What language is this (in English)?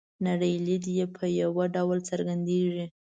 Pashto